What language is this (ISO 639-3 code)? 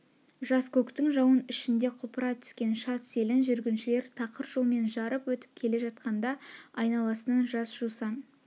kaz